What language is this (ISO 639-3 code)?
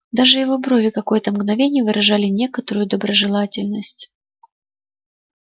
rus